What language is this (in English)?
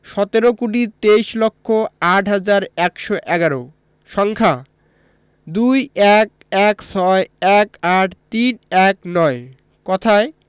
Bangla